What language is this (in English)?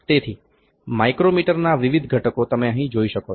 Gujarati